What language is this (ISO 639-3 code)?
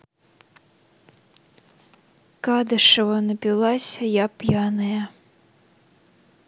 rus